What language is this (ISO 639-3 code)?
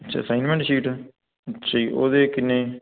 pan